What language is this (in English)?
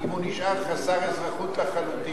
Hebrew